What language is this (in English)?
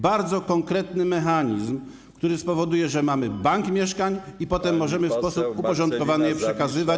Polish